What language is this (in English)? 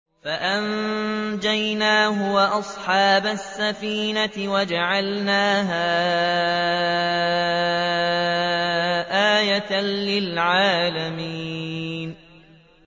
Arabic